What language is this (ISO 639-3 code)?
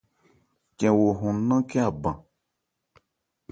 ebr